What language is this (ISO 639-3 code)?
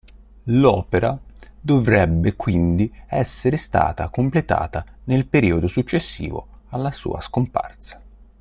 ita